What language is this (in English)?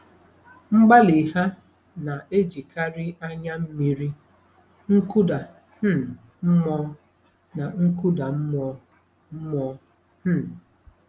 Igbo